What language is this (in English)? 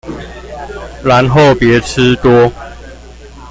Chinese